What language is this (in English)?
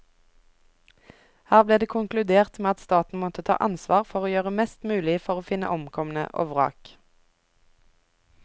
Norwegian